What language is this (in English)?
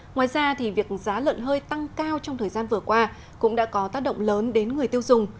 Vietnamese